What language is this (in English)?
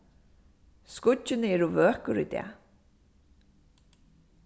Faroese